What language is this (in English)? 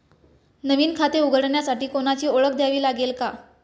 Marathi